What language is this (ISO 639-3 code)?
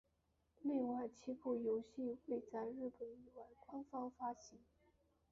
zho